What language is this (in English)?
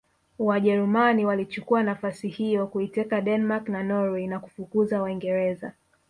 Swahili